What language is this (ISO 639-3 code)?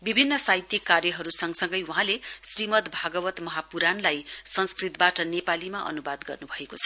nep